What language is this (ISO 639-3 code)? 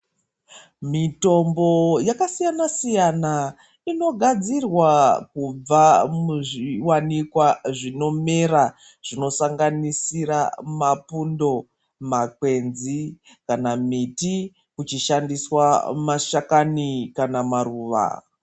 ndc